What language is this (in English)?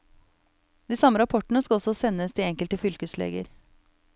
Norwegian